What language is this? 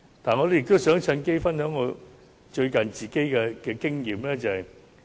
Cantonese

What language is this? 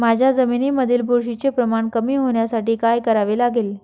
Marathi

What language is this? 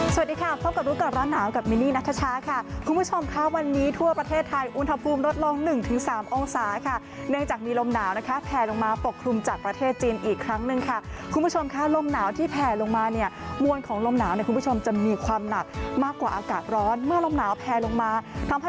Thai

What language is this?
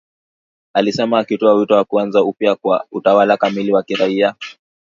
Swahili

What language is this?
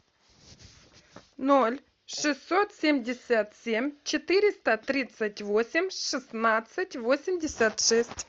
Russian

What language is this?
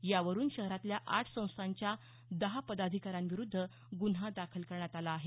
Marathi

